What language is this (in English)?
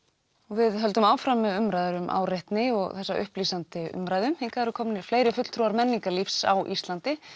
Icelandic